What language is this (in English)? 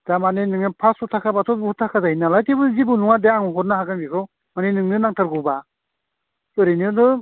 Bodo